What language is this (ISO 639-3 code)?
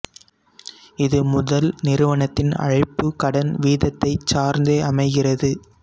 tam